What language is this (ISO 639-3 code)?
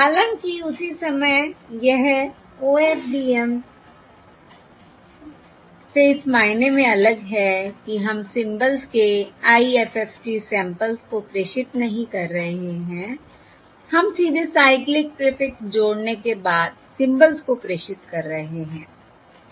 hin